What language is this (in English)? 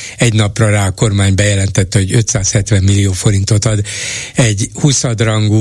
Hungarian